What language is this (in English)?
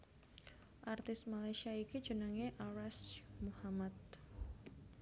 Javanese